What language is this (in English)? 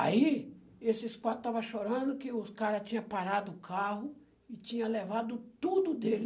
Portuguese